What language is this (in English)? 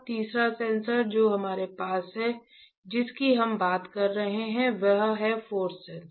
Hindi